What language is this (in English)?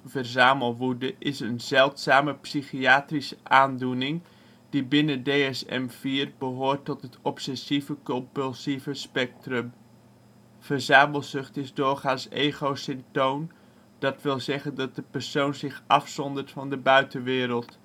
Dutch